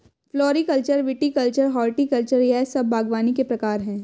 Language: Hindi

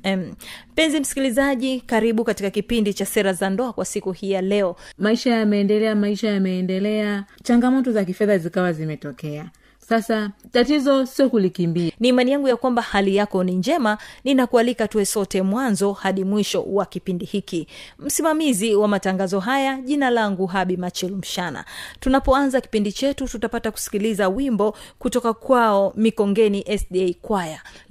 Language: Swahili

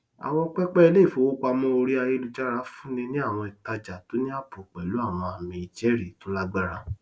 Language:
Yoruba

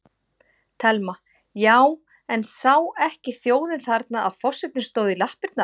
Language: Icelandic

